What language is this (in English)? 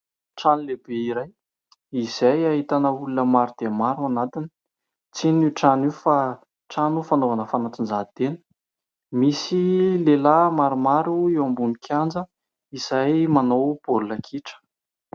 Malagasy